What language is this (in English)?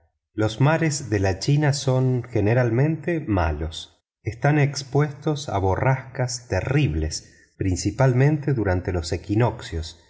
Spanish